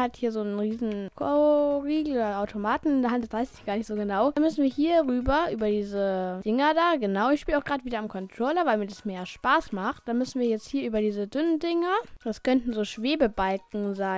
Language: German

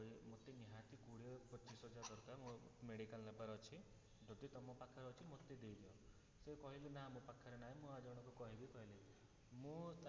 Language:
Odia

